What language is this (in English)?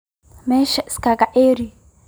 Somali